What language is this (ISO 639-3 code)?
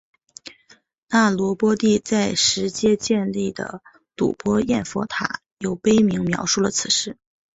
zho